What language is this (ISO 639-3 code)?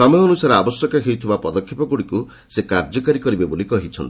ori